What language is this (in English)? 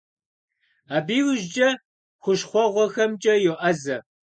Kabardian